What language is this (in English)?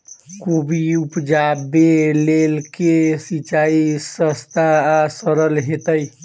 Maithili